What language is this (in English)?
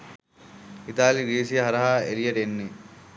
Sinhala